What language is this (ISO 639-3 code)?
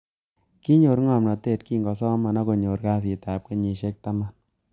kln